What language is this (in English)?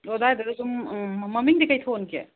Manipuri